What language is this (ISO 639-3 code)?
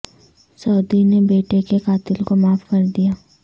urd